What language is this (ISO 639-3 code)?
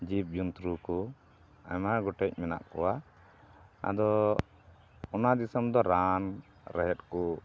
sat